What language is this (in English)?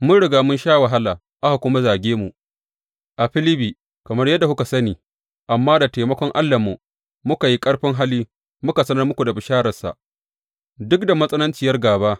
Hausa